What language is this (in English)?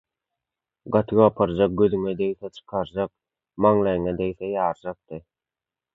Turkmen